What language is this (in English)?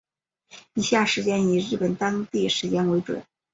Chinese